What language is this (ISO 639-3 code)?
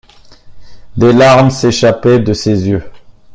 fra